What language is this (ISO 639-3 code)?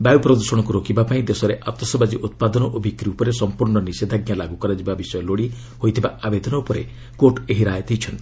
ori